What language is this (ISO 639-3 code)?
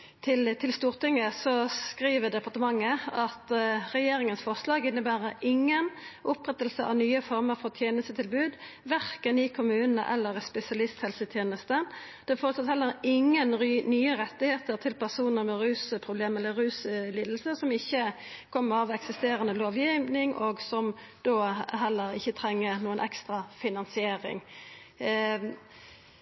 nno